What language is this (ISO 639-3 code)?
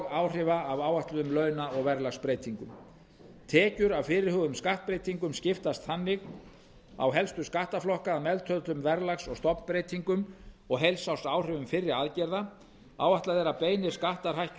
isl